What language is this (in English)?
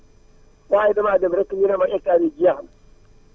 Wolof